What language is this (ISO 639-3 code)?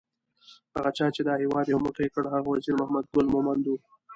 pus